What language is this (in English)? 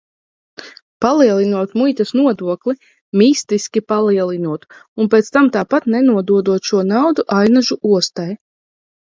Latvian